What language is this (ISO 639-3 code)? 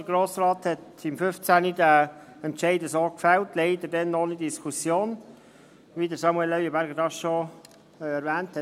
gsw